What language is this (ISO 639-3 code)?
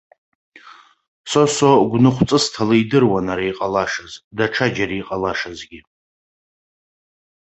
abk